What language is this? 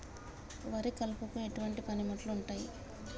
Telugu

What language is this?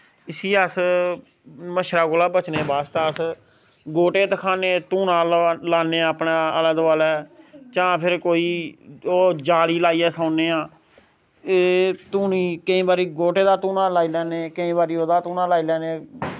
Dogri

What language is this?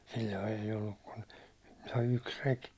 Finnish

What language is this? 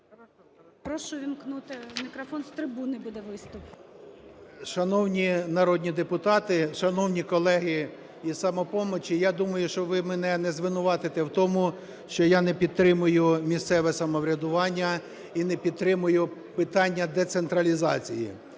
Ukrainian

